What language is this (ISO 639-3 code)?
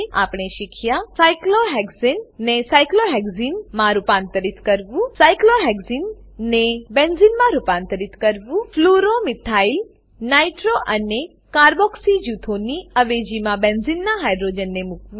guj